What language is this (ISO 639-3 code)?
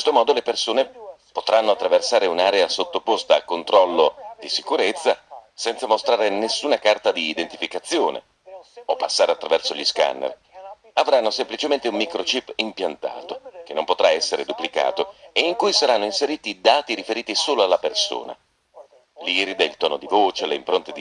ita